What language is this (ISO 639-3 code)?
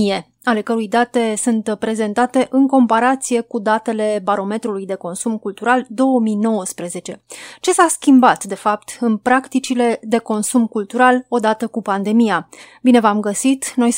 ron